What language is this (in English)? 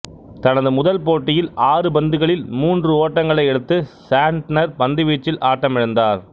Tamil